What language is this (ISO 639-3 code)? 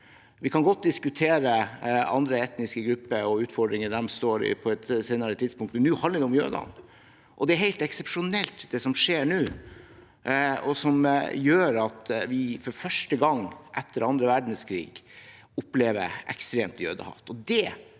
nor